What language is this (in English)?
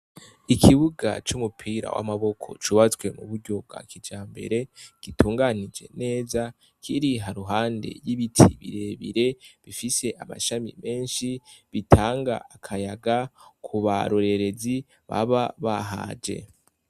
Rundi